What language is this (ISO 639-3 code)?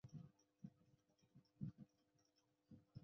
zho